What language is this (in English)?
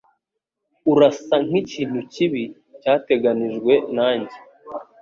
Kinyarwanda